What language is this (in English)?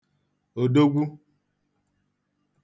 Igbo